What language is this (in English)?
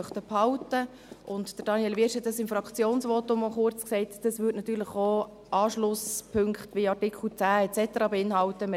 Swiss German